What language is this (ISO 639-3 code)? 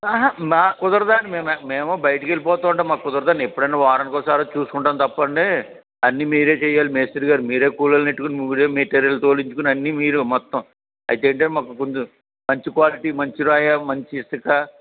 tel